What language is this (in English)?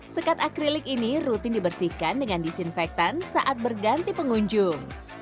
Indonesian